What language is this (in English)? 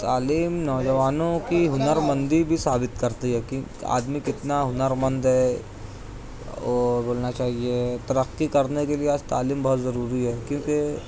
Urdu